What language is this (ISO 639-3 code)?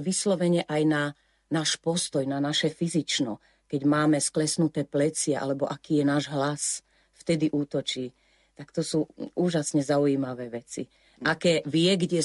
slk